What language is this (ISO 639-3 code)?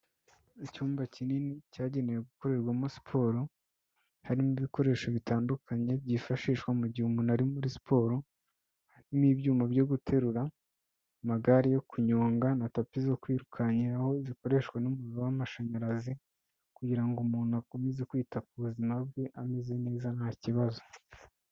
kin